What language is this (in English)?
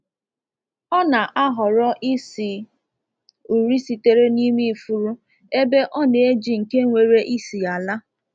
Igbo